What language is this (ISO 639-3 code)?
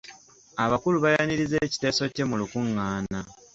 lug